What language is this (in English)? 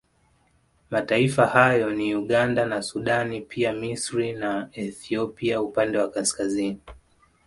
Swahili